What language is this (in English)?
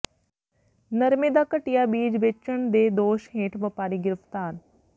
Punjabi